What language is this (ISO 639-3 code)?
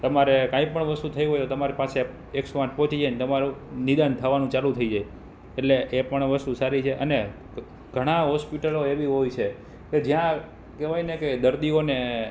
guj